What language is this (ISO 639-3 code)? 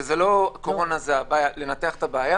heb